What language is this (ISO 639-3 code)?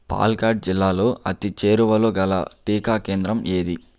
tel